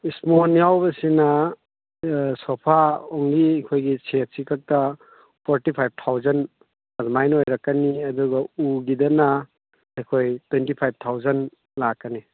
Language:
Manipuri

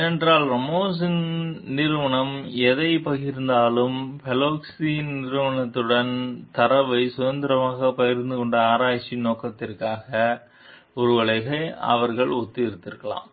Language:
Tamil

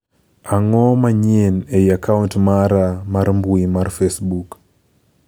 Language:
Luo (Kenya and Tanzania)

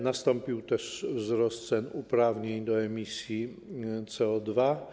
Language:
Polish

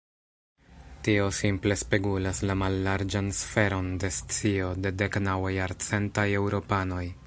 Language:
Esperanto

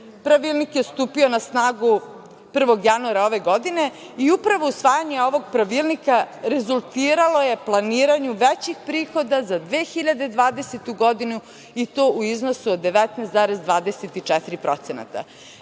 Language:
Serbian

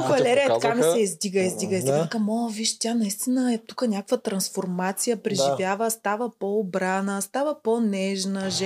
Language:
Bulgarian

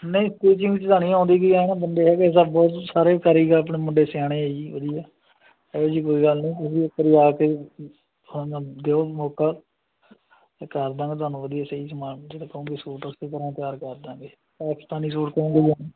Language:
Punjabi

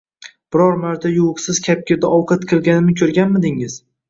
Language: Uzbek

